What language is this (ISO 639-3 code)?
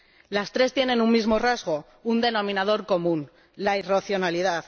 spa